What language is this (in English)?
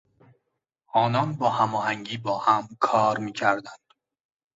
Persian